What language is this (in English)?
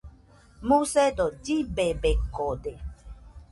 Nüpode Huitoto